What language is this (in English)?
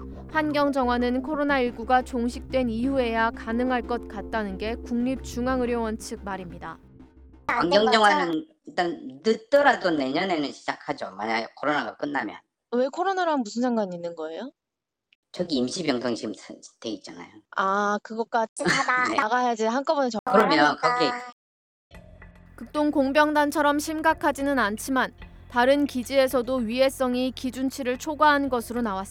Korean